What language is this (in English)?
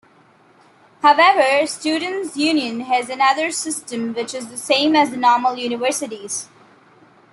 English